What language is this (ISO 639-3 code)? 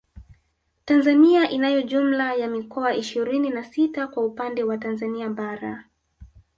swa